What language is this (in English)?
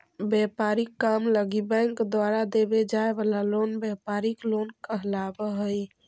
Magahi